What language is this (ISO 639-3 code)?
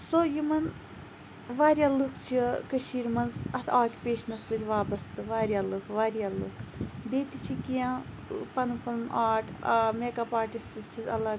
kas